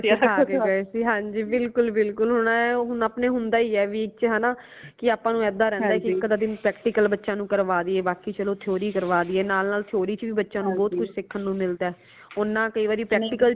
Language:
Punjabi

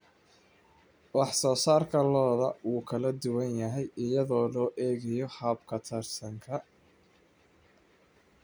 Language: Somali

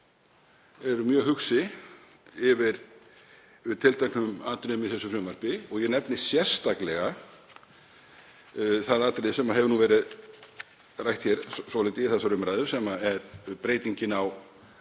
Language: Icelandic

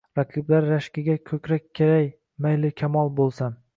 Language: Uzbek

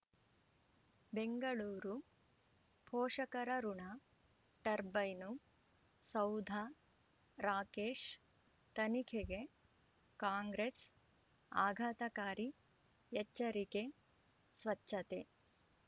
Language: Kannada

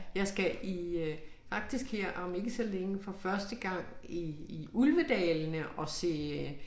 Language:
Danish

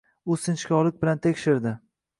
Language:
Uzbek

